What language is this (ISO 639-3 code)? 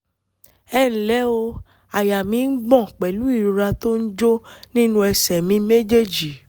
yor